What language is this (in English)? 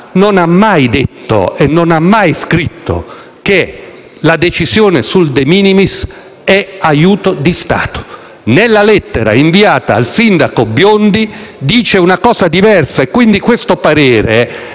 Italian